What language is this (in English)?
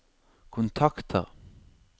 Norwegian